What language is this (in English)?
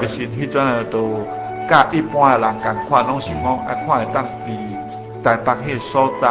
Chinese